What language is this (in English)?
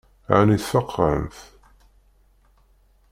Kabyle